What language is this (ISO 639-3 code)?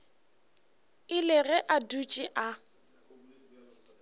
nso